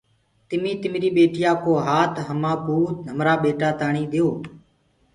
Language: Gurgula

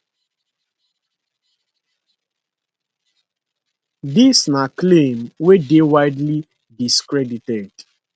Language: Nigerian Pidgin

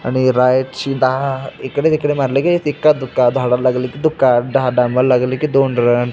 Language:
Marathi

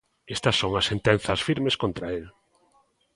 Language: Galician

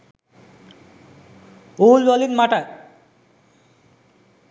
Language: Sinhala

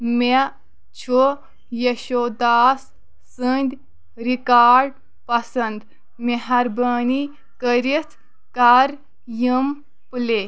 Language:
Kashmiri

